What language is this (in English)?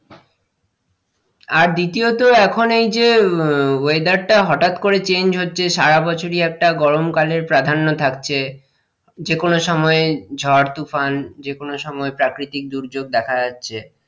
Bangla